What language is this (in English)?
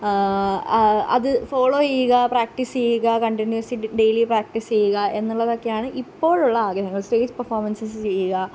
Malayalam